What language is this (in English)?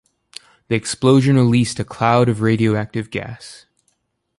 English